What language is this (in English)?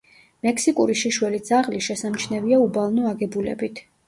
Georgian